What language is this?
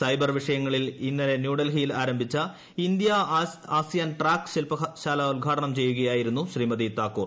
Malayalam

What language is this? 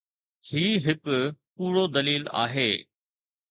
Sindhi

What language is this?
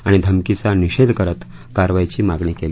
Marathi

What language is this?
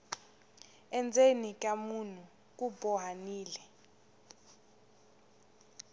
Tsonga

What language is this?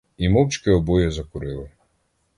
Ukrainian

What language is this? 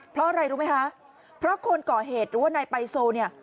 Thai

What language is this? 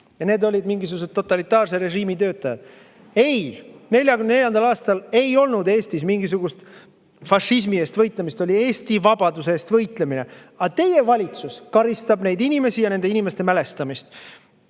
Estonian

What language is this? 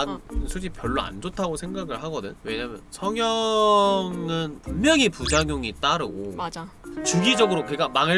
Korean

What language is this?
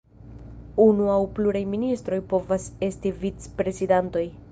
Esperanto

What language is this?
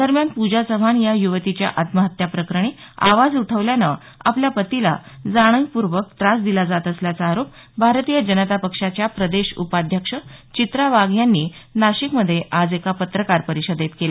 Marathi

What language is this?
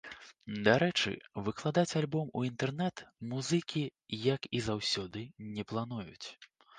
Belarusian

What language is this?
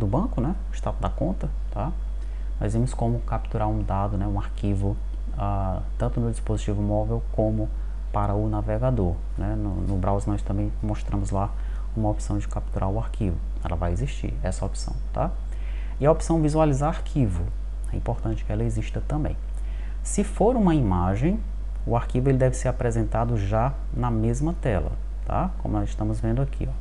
Portuguese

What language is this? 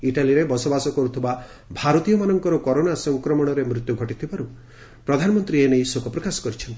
Odia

